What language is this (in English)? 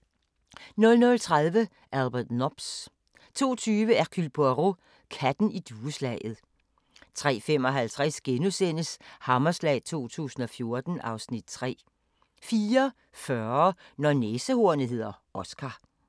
Danish